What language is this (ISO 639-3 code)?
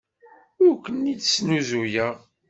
kab